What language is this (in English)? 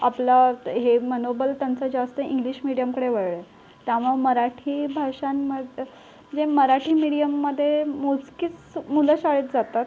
Marathi